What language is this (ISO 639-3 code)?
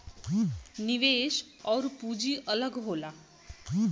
bho